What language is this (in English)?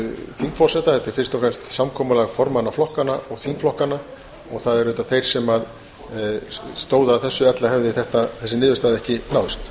Icelandic